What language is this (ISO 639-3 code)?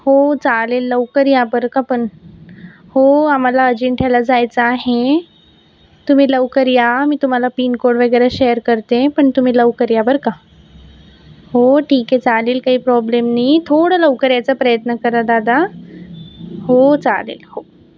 mar